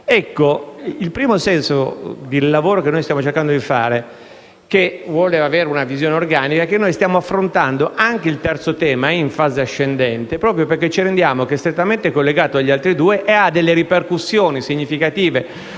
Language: Italian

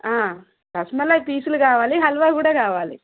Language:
Telugu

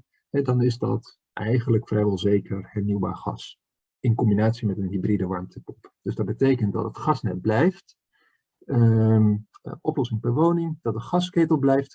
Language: Dutch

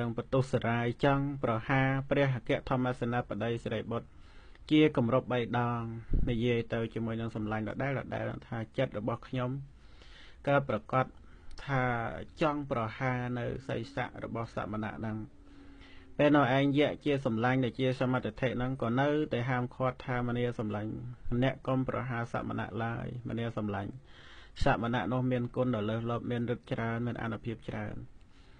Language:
Vietnamese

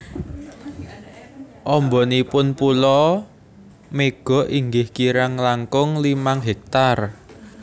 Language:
Javanese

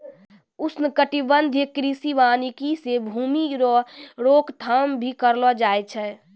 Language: Maithili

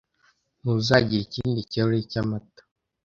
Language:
Kinyarwanda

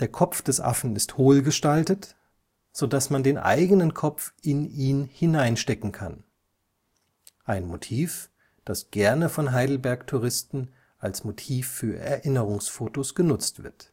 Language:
German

